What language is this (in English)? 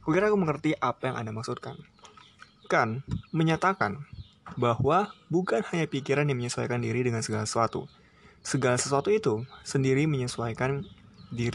Indonesian